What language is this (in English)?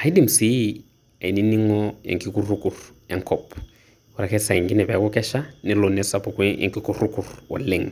Masai